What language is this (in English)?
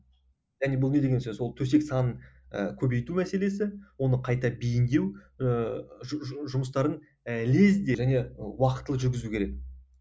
Kazakh